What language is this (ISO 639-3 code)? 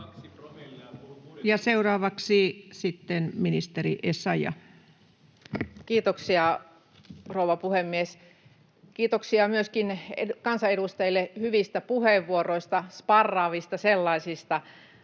fin